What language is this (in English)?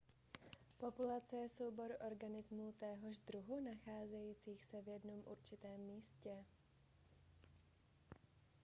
Czech